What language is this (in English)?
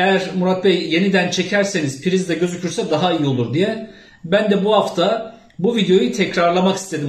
Turkish